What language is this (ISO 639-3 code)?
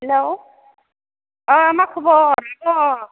brx